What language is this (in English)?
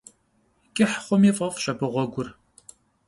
Kabardian